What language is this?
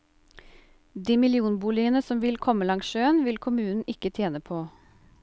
Norwegian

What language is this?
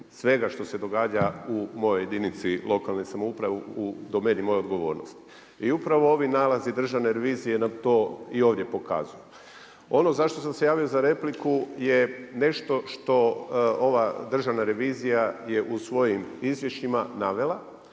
Croatian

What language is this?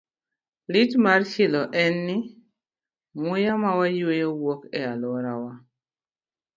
Luo (Kenya and Tanzania)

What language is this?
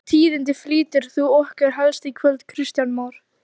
Icelandic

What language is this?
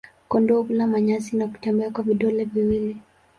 Swahili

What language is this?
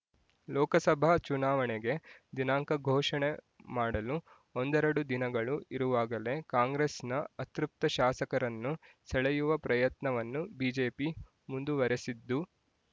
Kannada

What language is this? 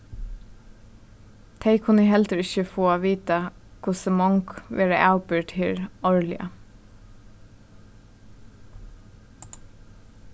Faroese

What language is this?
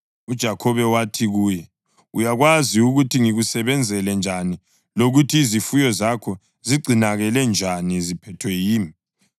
North Ndebele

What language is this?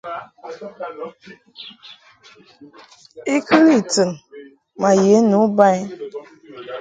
Mungaka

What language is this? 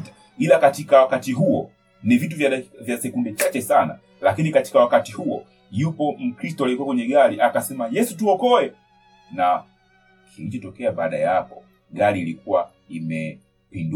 Swahili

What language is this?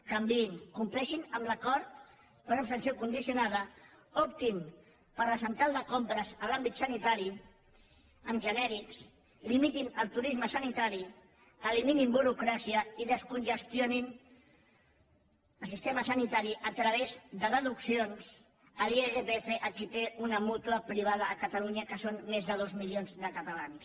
Catalan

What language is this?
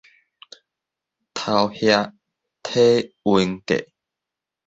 Min Nan Chinese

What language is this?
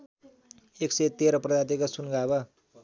Nepali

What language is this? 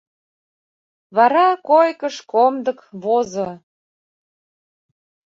Mari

